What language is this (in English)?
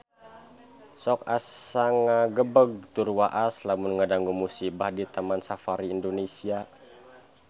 Sundanese